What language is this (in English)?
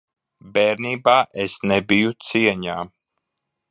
Latvian